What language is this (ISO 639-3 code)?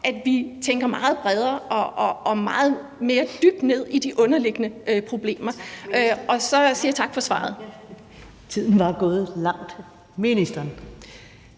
dan